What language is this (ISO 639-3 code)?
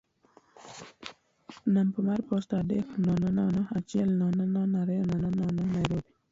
luo